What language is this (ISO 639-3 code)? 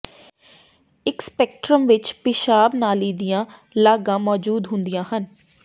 pan